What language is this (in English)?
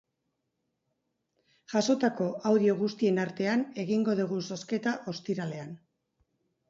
Basque